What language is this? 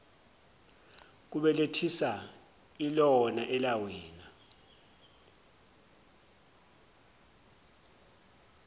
Zulu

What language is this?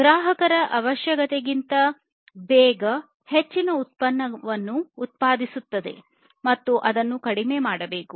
Kannada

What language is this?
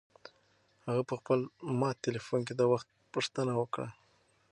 Pashto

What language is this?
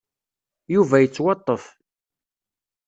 Kabyle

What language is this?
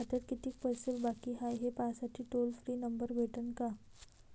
Marathi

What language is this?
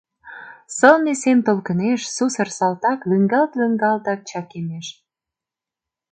Mari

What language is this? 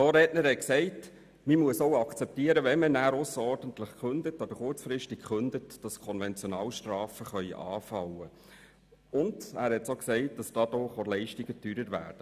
Swiss German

